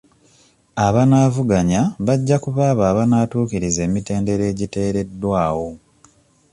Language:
Ganda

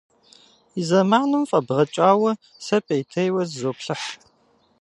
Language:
Kabardian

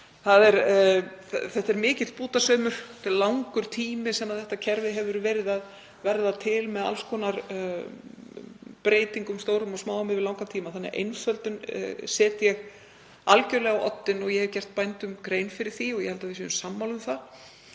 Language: Icelandic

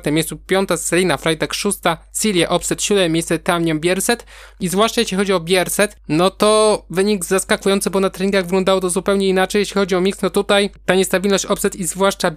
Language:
Polish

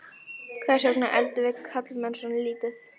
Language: Icelandic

